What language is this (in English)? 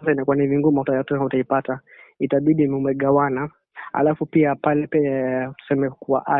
Swahili